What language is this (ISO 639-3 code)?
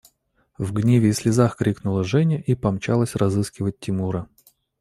rus